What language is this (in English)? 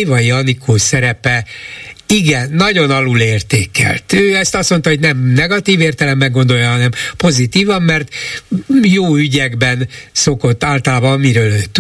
Hungarian